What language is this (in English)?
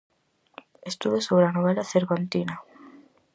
Galician